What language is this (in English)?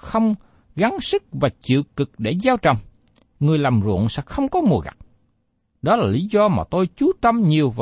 Vietnamese